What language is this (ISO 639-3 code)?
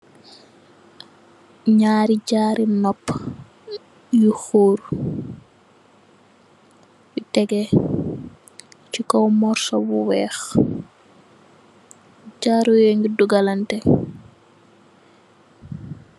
wol